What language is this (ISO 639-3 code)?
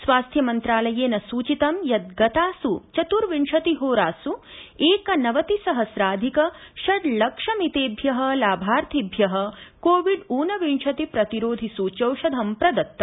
san